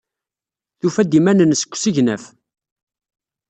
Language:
Kabyle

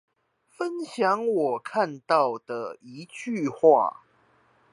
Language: Chinese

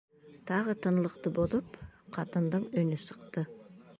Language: Bashkir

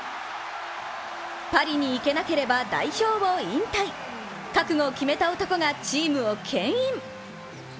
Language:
Japanese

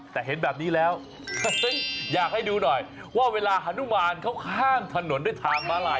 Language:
Thai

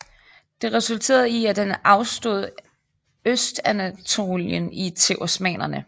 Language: Danish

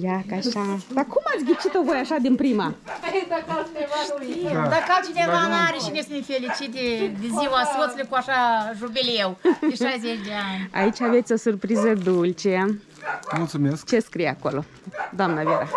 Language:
Romanian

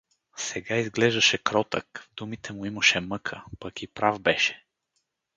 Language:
Bulgarian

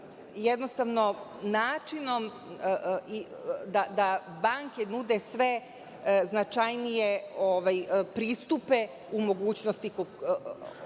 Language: Serbian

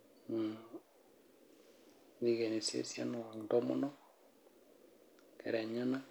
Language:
Masai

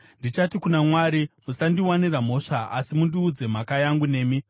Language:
Shona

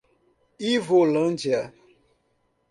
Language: Portuguese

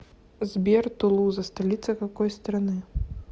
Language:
Russian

